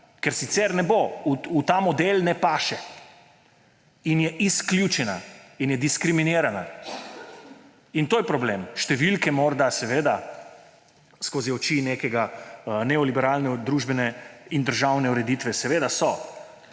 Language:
Slovenian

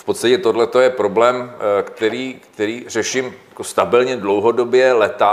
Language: Czech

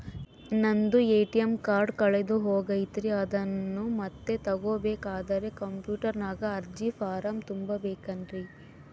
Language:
Kannada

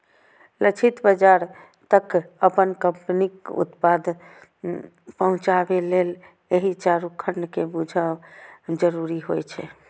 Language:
Maithili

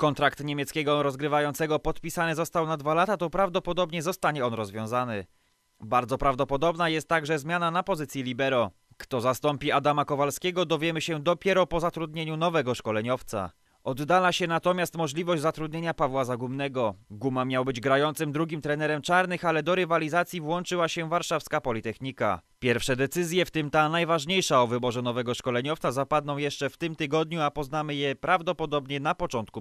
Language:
Polish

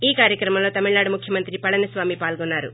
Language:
Telugu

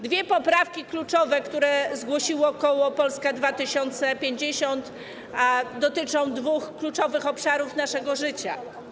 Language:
Polish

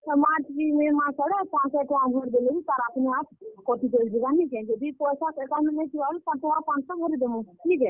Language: Odia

